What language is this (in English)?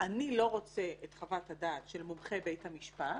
Hebrew